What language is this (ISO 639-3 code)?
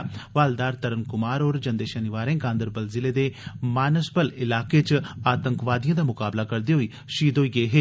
doi